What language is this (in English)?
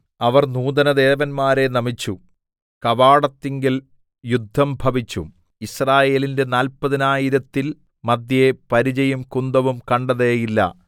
Malayalam